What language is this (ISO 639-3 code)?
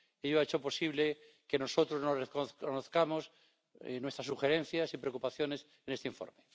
spa